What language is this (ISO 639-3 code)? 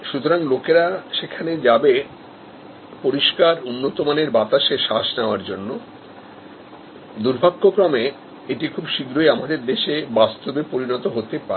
ben